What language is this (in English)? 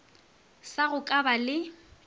Northern Sotho